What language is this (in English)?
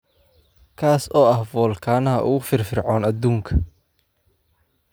Somali